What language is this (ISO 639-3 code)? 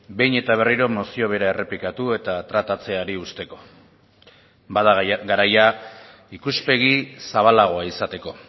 eus